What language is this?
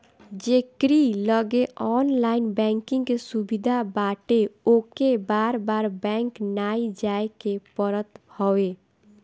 Bhojpuri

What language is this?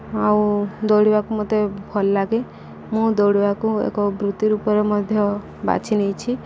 Odia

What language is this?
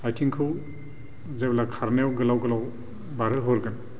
Bodo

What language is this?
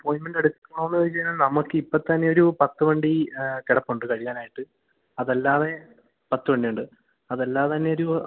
Malayalam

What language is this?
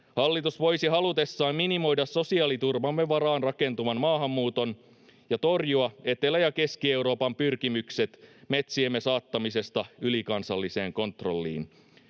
Finnish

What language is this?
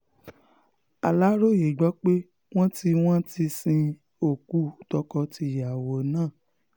Yoruba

